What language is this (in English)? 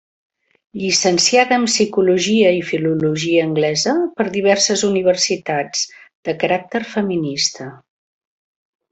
Catalan